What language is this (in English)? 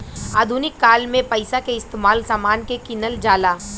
Bhojpuri